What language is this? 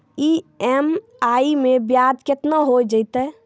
Maithili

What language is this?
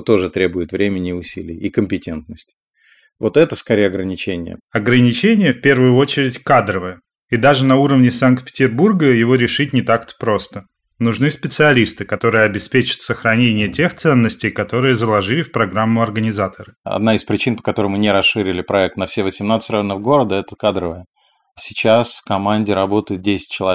Russian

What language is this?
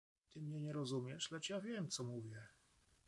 Polish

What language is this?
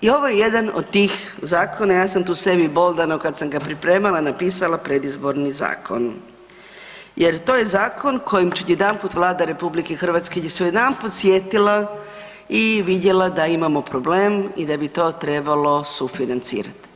Croatian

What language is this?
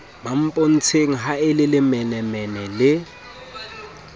Southern Sotho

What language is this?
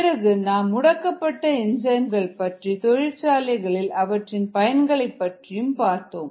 Tamil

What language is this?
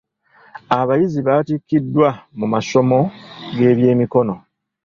Ganda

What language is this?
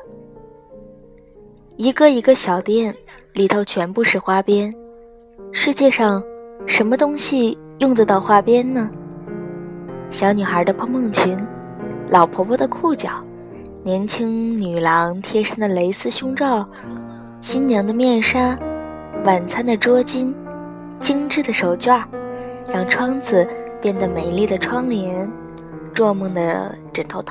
Chinese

